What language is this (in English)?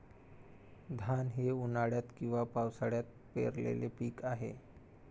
Marathi